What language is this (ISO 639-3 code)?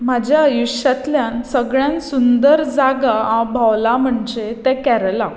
kok